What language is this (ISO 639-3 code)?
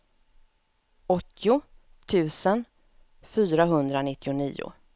swe